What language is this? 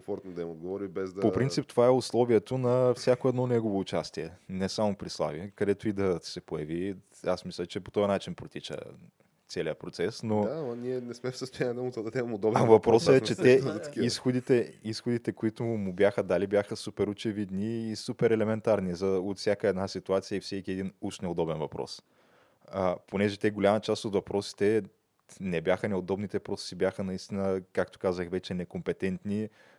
Bulgarian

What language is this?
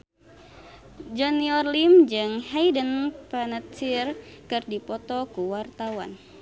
Sundanese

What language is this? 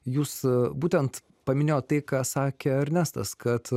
Lithuanian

